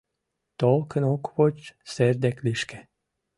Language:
Mari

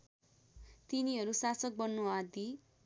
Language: Nepali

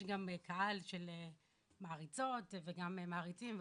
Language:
Hebrew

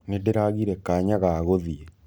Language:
Kikuyu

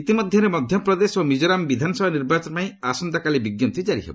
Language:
Odia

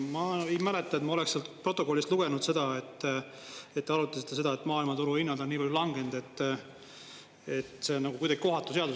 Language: Estonian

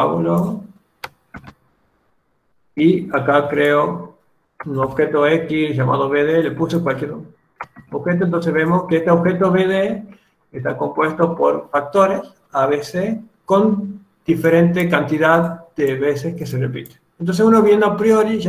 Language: Spanish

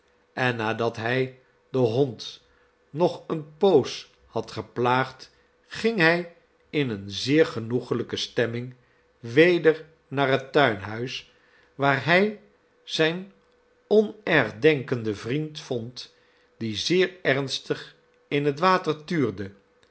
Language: Dutch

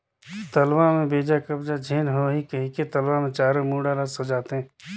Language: Chhattisgarhi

